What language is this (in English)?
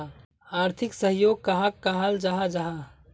Magahi